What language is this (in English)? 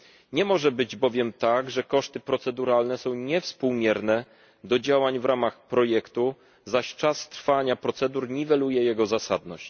Polish